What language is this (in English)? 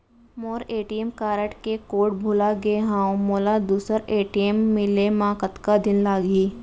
Chhattisgarhi